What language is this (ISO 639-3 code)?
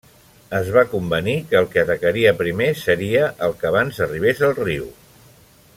cat